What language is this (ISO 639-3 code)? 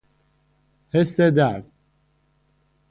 fas